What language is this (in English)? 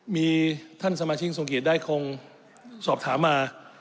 Thai